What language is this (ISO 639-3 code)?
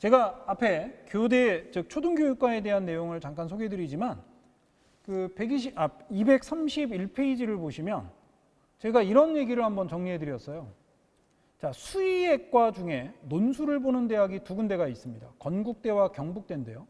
kor